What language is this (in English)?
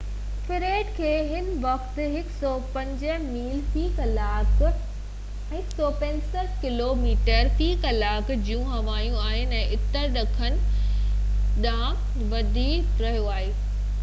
Sindhi